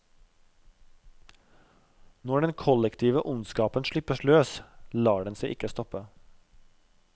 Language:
Norwegian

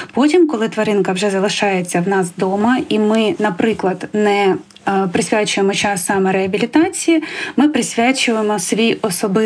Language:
Ukrainian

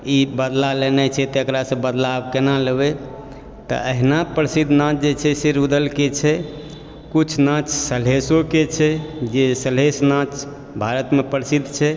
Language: Maithili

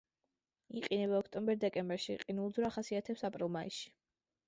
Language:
Georgian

